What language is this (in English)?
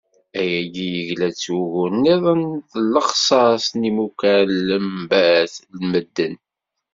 Kabyle